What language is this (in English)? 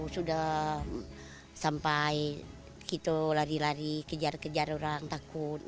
Indonesian